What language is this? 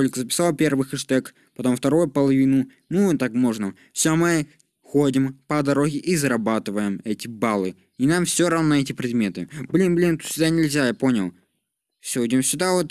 Russian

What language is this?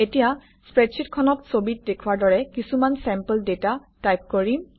Assamese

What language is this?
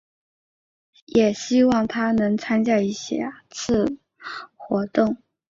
Chinese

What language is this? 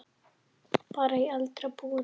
Icelandic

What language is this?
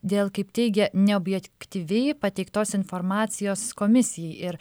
Lithuanian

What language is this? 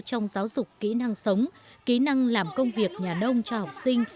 Vietnamese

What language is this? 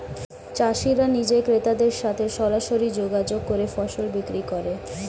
Bangla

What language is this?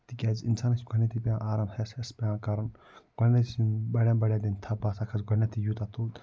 Kashmiri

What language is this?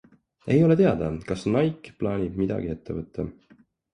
Estonian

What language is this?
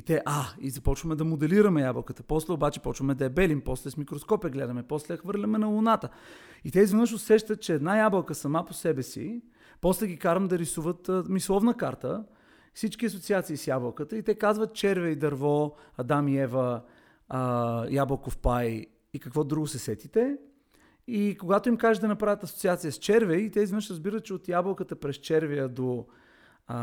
Bulgarian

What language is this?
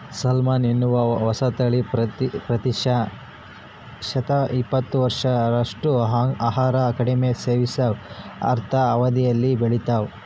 Kannada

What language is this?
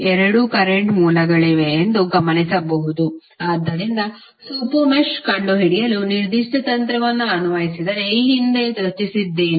Kannada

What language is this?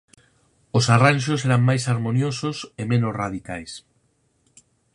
Galician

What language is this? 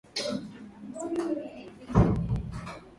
Swahili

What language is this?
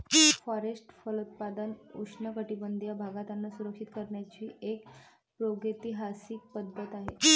Marathi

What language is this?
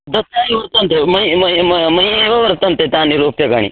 Sanskrit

